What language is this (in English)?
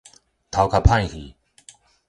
Min Nan Chinese